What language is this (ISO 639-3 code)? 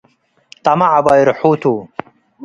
tig